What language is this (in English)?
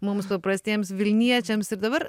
Lithuanian